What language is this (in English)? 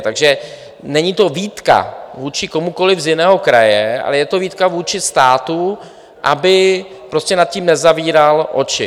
Czech